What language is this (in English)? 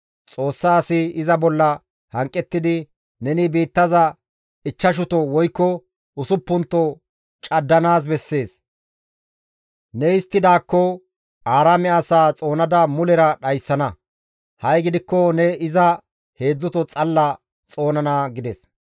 Gamo